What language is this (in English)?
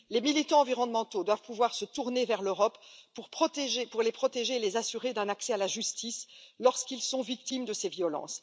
French